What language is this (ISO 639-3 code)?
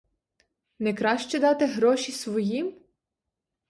ukr